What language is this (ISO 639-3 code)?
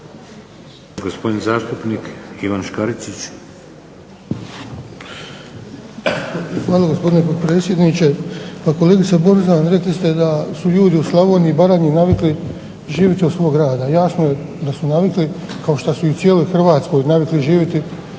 hrv